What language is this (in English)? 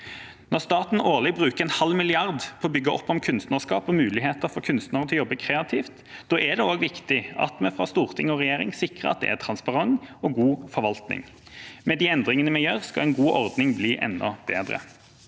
Norwegian